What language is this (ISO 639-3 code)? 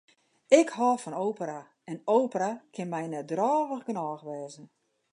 fry